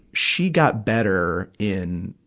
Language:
English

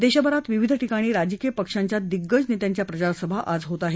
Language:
Marathi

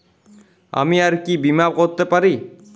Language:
Bangla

